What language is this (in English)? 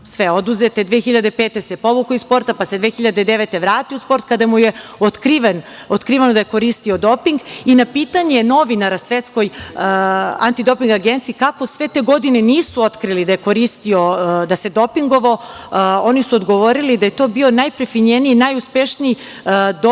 Serbian